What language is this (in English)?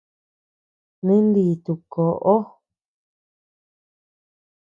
Tepeuxila Cuicatec